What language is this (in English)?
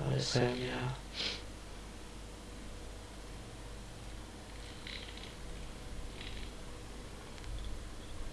Vietnamese